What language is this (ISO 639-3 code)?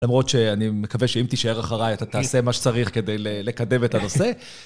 heb